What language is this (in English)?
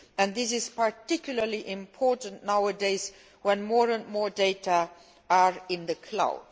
English